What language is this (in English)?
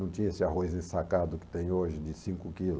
Portuguese